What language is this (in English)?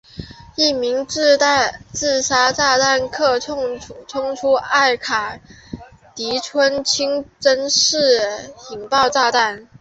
Chinese